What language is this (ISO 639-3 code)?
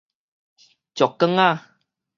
nan